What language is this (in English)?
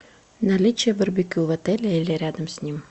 Russian